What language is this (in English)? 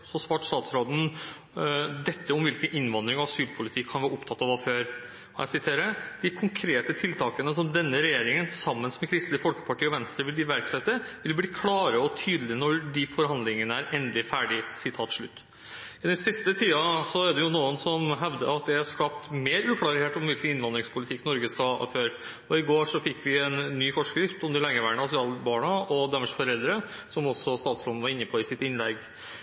Norwegian Bokmål